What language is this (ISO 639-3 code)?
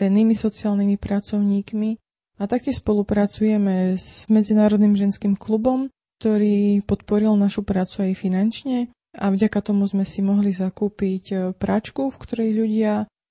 slk